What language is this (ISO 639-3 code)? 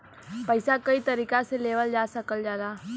bho